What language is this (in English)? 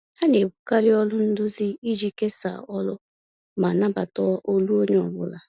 Igbo